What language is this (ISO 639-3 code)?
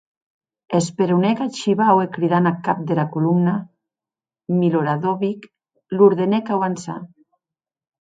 oci